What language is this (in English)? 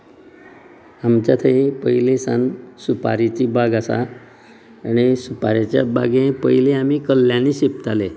Konkani